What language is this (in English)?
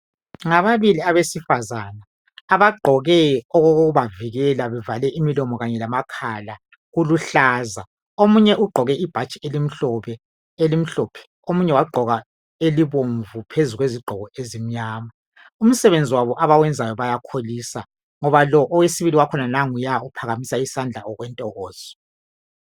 North Ndebele